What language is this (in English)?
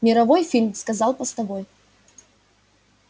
Russian